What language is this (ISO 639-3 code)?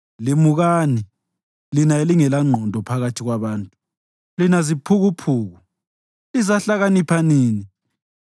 nde